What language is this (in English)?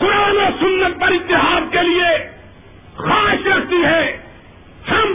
Urdu